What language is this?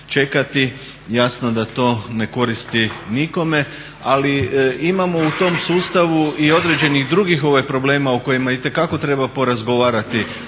Croatian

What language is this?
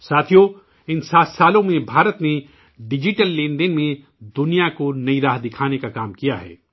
Urdu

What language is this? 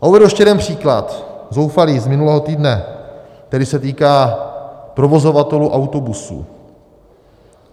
Czech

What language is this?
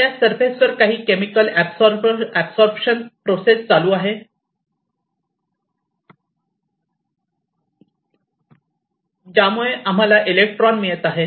Marathi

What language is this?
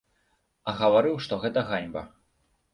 Belarusian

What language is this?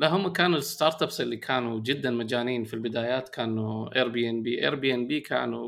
Arabic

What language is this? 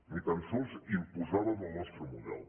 Catalan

